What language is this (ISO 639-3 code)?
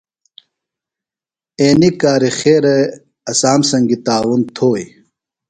phl